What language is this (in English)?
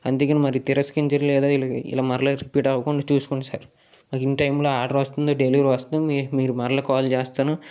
Telugu